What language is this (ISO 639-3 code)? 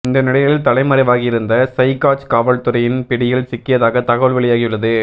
tam